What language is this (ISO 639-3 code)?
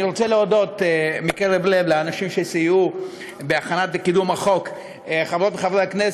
heb